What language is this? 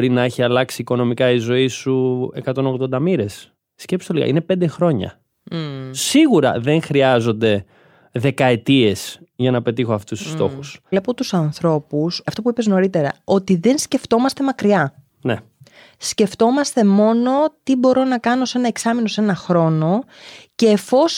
Greek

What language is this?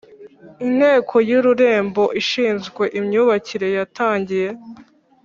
Kinyarwanda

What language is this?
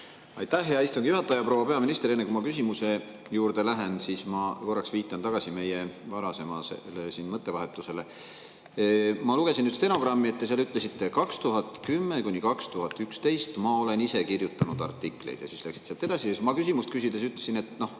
Estonian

